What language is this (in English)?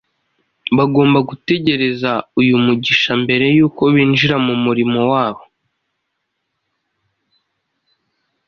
Kinyarwanda